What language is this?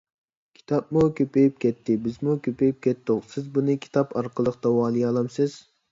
Uyghur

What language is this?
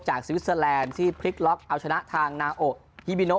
Thai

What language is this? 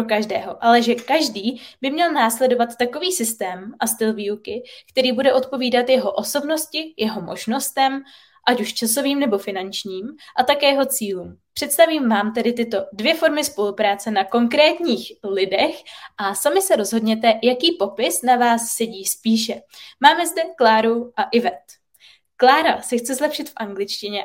Czech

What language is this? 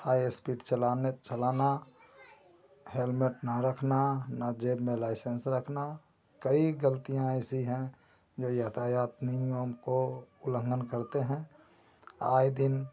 Hindi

